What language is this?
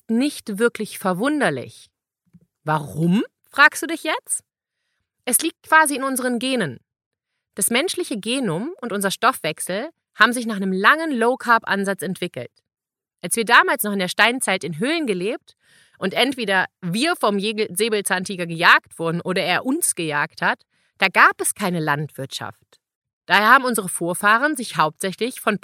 German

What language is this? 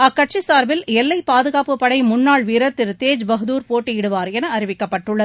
Tamil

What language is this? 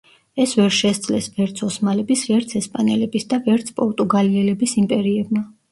Georgian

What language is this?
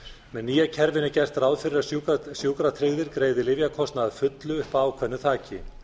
Icelandic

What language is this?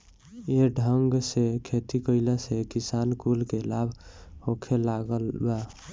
Bhojpuri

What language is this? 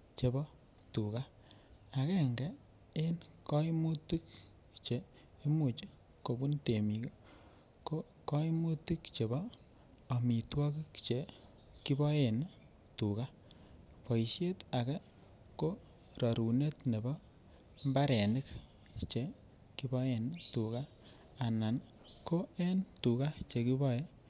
Kalenjin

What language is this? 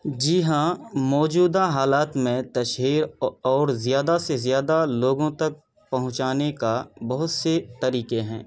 Urdu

